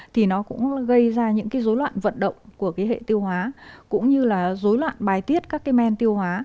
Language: Vietnamese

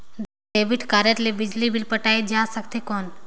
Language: Chhattisgarhi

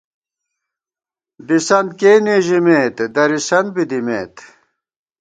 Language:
Gawar-Bati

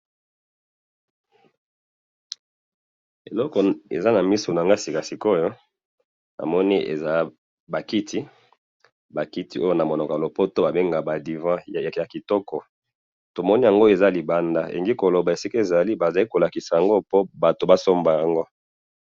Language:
Lingala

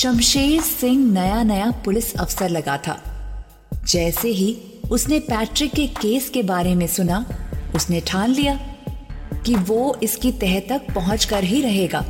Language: Hindi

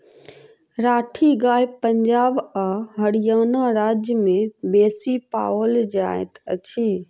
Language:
Maithili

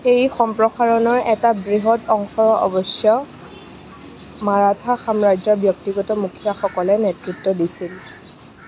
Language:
Assamese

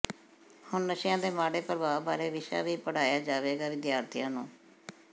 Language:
Punjabi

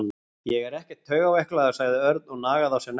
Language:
Icelandic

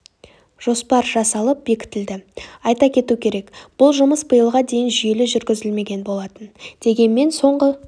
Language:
Kazakh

